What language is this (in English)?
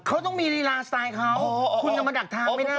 Thai